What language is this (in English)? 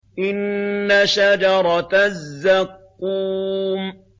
Arabic